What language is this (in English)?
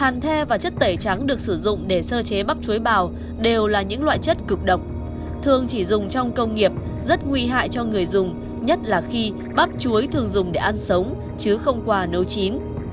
Vietnamese